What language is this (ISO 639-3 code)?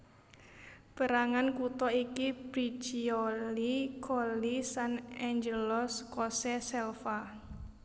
jav